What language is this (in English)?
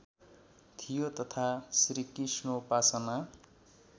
Nepali